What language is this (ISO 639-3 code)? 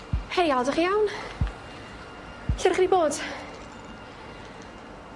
cym